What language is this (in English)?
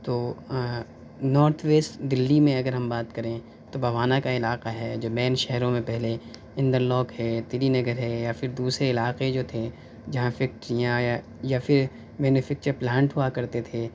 Urdu